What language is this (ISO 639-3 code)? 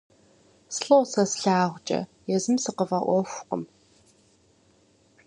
kbd